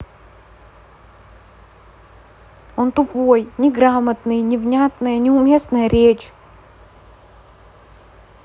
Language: Russian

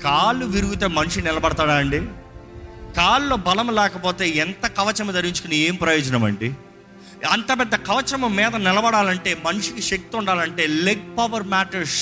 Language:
Telugu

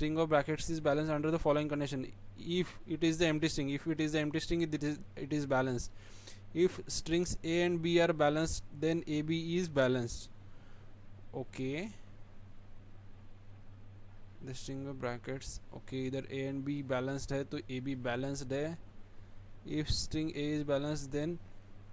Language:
Hindi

